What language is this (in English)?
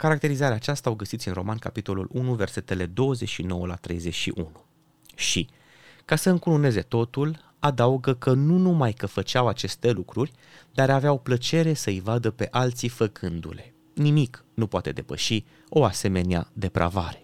Romanian